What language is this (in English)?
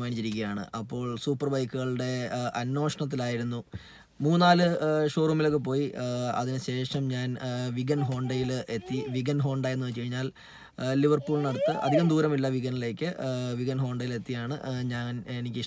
Malayalam